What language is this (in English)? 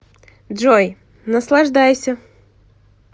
Russian